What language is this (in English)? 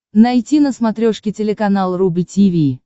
Russian